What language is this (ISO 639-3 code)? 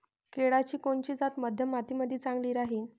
mar